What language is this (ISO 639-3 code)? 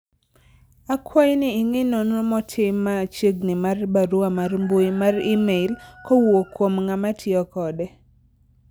luo